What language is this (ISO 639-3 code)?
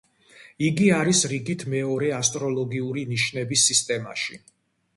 kat